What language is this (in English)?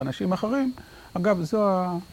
Hebrew